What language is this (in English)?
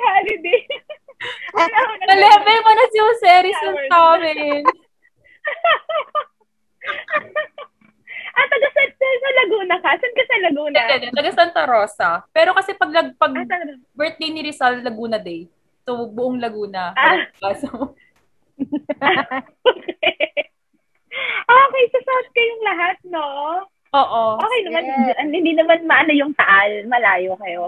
Filipino